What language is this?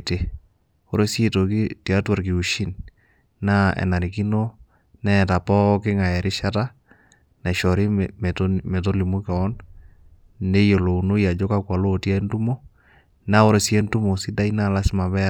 Masai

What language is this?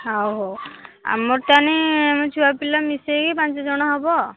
Odia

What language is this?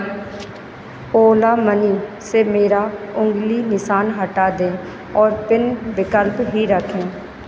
Hindi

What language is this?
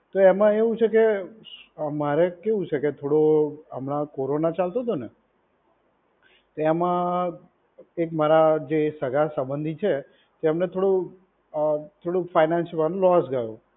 Gujarati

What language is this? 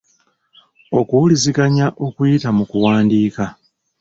Ganda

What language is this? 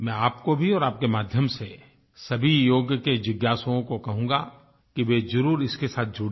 Hindi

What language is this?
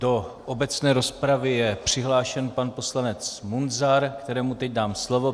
Czech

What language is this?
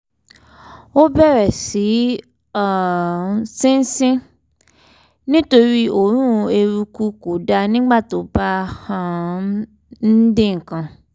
Yoruba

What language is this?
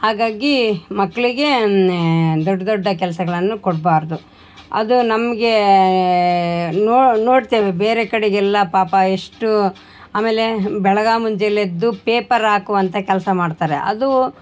Kannada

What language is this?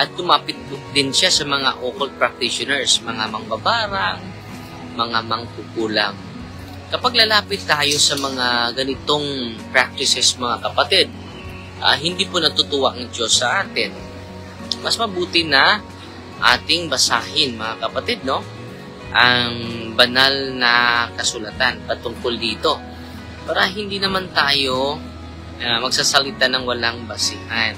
Filipino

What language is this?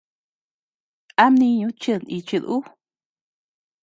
Tepeuxila Cuicatec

